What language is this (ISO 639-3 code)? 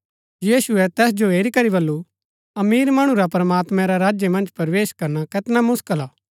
gbk